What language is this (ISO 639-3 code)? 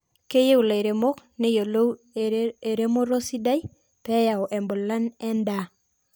mas